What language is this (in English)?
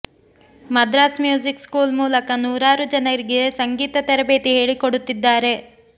Kannada